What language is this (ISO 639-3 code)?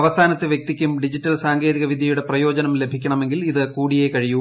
mal